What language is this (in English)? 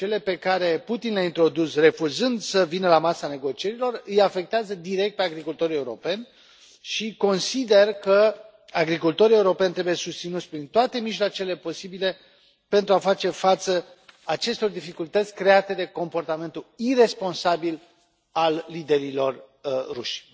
Romanian